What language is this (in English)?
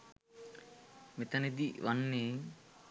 Sinhala